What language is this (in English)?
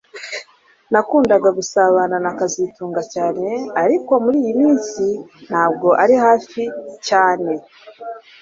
Kinyarwanda